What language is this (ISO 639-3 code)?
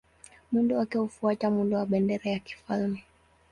swa